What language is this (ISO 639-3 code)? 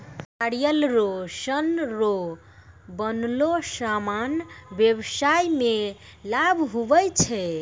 mai